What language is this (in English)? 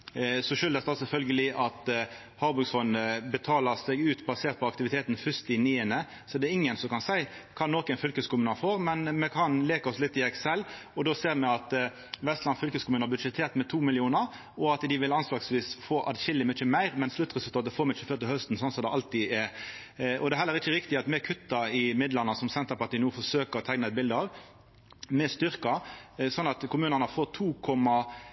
Norwegian Nynorsk